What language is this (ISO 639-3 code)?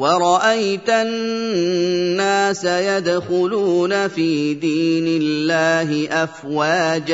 ara